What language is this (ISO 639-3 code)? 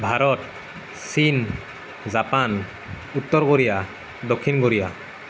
asm